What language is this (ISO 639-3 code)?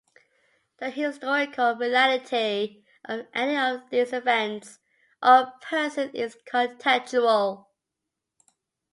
eng